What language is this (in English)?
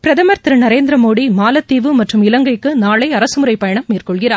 Tamil